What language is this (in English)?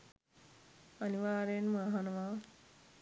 Sinhala